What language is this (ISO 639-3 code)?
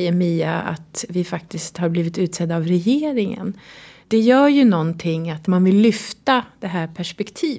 swe